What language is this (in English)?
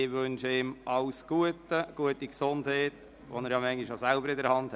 Swiss German